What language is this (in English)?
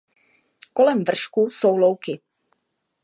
Czech